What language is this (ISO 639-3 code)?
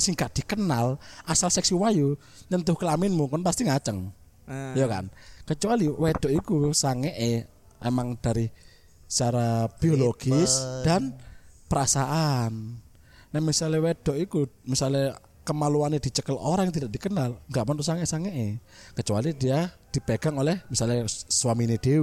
ind